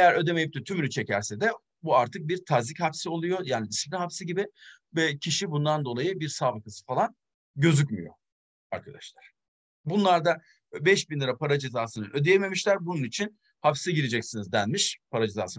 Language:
Turkish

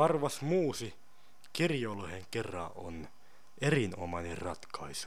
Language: Finnish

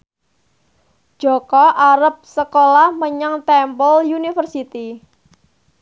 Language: Javanese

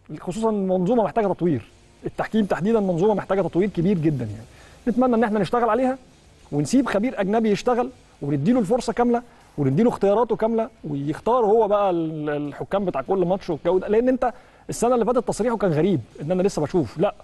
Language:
Arabic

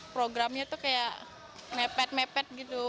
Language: Indonesian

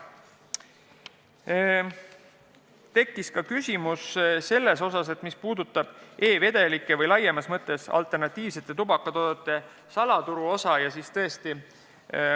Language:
Estonian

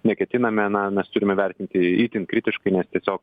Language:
Lithuanian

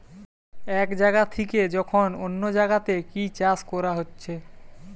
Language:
Bangla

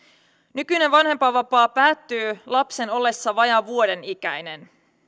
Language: Finnish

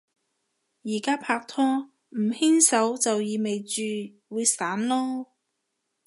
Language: Cantonese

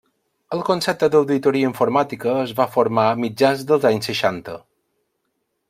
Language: Catalan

